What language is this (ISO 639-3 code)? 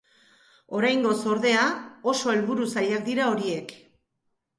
eus